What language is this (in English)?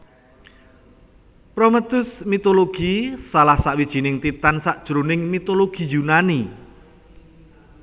Javanese